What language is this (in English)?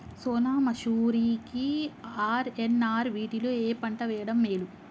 Telugu